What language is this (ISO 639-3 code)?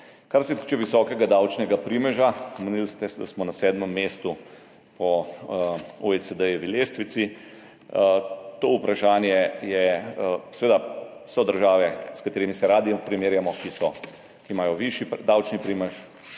slv